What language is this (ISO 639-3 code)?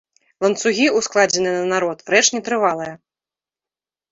bel